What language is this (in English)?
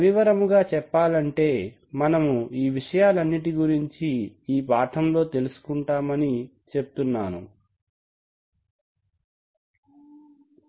Telugu